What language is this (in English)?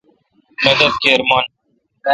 Kalkoti